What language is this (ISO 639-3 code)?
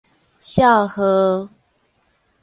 nan